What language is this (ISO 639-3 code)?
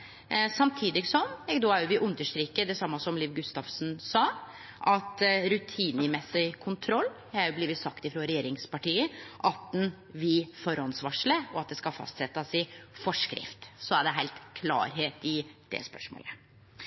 nno